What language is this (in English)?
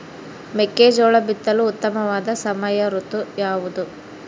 Kannada